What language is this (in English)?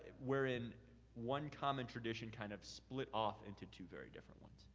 English